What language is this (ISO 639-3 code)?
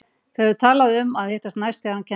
isl